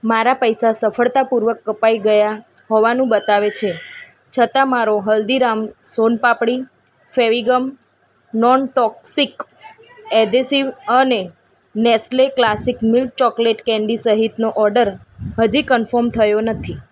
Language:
Gujarati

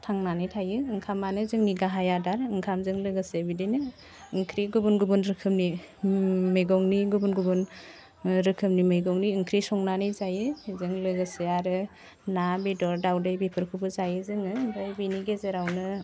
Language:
Bodo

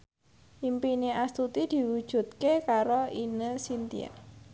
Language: Javanese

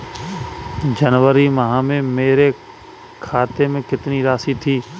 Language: Hindi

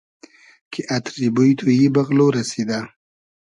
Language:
Hazaragi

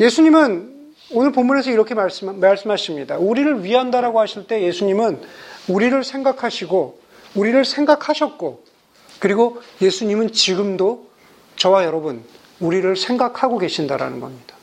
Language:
Korean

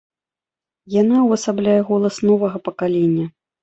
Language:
Belarusian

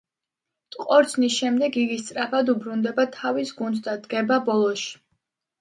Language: Georgian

